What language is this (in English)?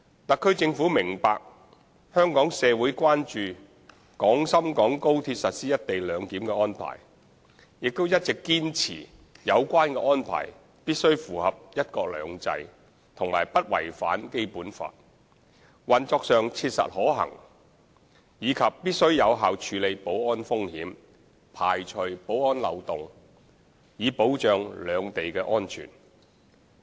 Cantonese